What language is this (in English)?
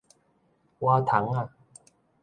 Min Nan Chinese